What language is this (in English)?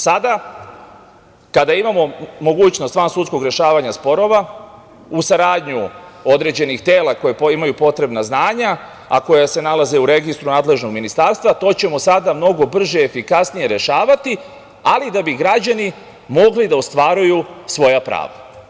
Serbian